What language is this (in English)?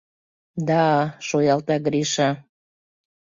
Mari